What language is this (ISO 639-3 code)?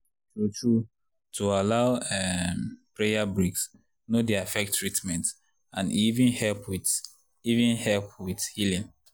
pcm